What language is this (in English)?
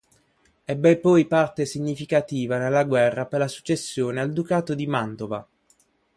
Italian